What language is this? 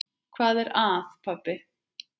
Icelandic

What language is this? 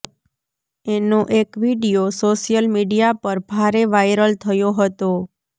Gujarati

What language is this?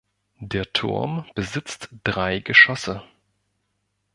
German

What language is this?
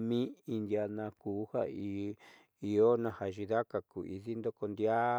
Southeastern Nochixtlán Mixtec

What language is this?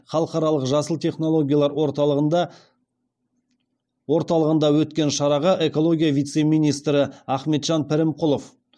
Kazakh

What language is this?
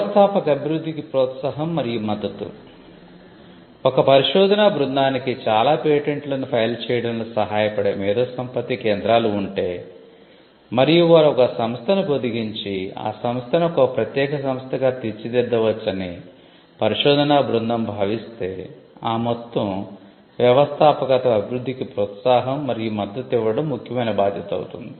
Telugu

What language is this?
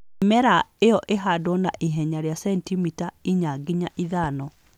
Kikuyu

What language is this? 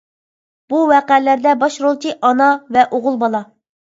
Uyghur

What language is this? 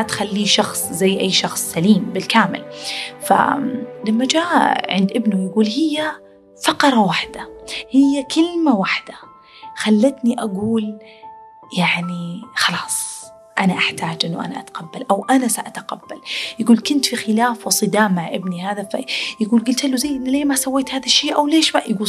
Arabic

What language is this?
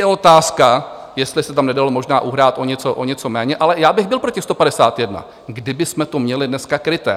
Czech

